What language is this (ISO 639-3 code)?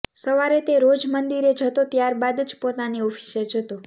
guj